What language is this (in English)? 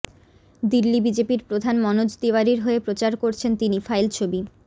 Bangla